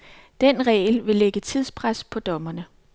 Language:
Danish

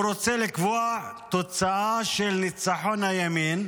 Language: Hebrew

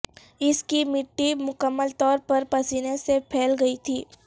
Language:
Urdu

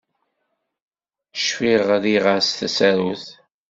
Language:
Kabyle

